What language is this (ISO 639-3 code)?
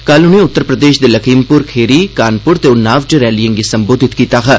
doi